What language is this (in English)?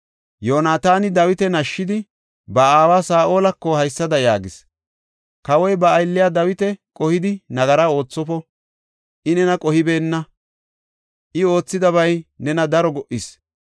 Gofa